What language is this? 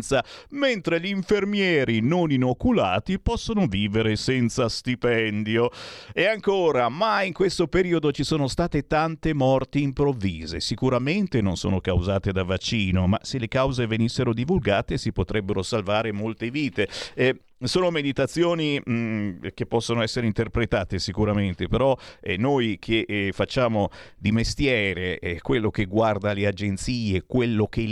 Italian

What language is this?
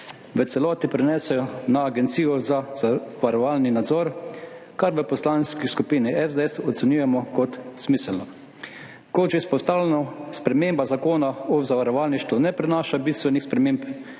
Slovenian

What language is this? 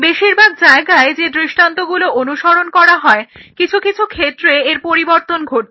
Bangla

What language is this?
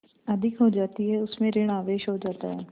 Hindi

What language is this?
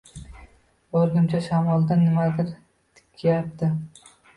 Uzbek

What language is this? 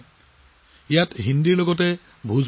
Assamese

